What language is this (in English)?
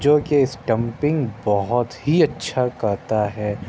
Urdu